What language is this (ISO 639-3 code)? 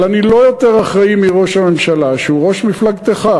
heb